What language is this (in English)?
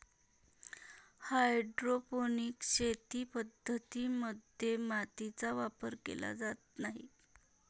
Marathi